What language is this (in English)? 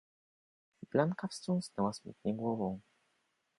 Polish